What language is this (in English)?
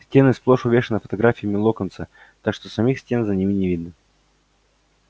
Russian